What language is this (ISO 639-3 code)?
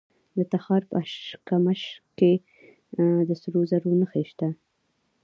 pus